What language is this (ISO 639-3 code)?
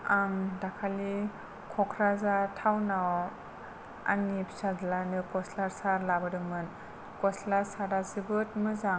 brx